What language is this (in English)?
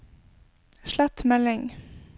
Norwegian